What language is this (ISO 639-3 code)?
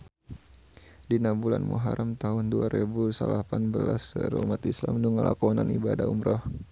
sun